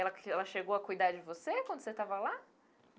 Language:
Portuguese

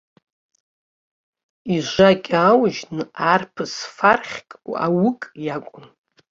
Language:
Abkhazian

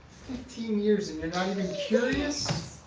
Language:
English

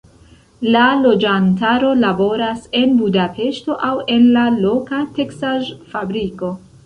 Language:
Esperanto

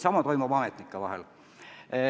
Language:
Estonian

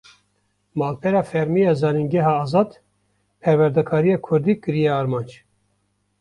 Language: Kurdish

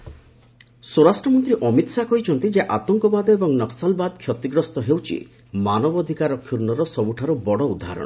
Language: Odia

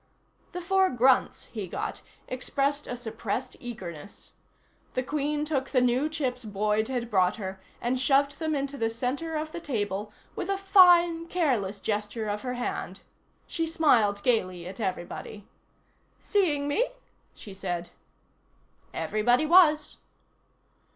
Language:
English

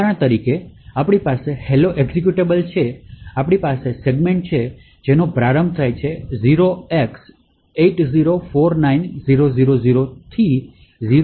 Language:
Gujarati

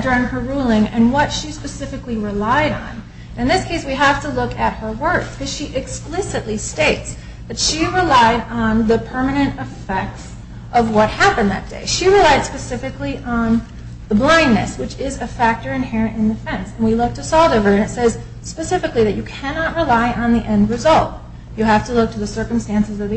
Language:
English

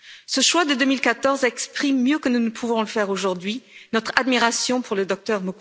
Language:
French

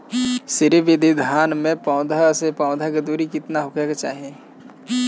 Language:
Bhojpuri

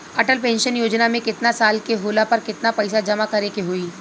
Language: Bhojpuri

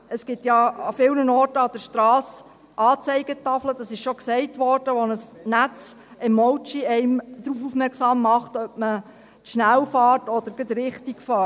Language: Swiss German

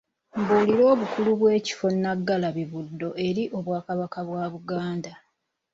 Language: Ganda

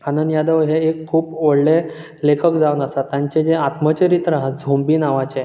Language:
Konkani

